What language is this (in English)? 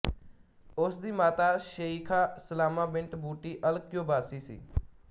Punjabi